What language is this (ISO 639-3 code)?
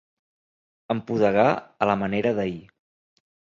cat